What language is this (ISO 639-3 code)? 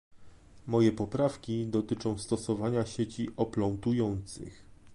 pol